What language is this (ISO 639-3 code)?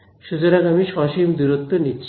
ben